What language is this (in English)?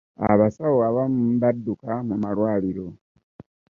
Ganda